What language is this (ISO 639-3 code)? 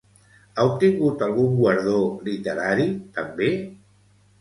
cat